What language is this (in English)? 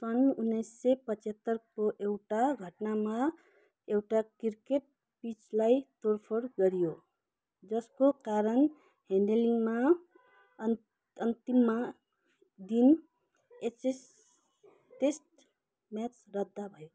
Nepali